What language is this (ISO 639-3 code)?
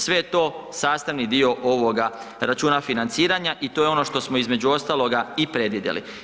hrv